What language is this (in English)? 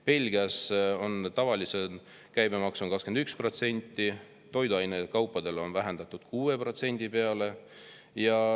Estonian